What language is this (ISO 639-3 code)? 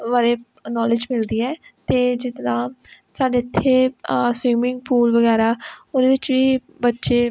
pan